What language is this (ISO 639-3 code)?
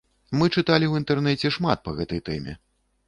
bel